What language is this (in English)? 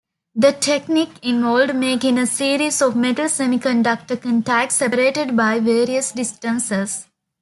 English